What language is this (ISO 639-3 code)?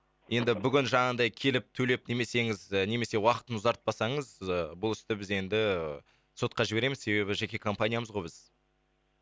kaz